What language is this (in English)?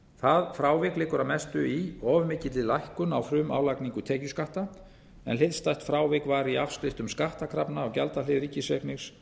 Icelandic